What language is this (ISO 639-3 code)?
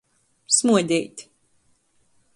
ltg